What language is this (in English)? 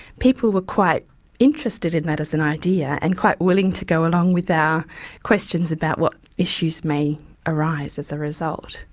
English